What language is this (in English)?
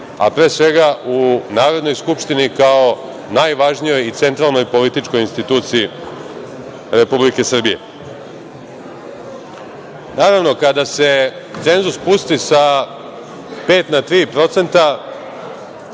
Serbian